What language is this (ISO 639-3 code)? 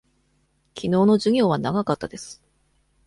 jpn